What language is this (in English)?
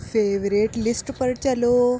Urdu